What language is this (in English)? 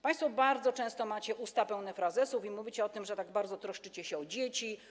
Polish